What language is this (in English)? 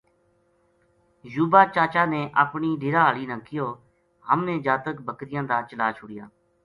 Gujari